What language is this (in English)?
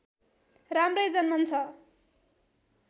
Nepali